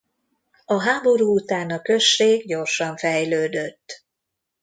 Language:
Hungarian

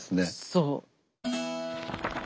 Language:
Japanese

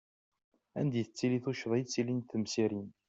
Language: Kabyle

